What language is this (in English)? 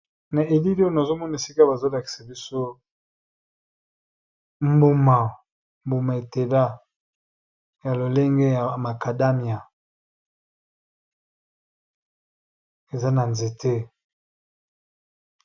Lingala